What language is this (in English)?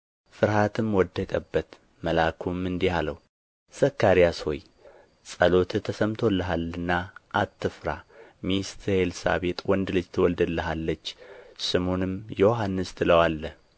Amharic